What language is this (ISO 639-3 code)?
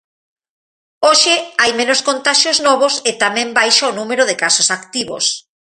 glg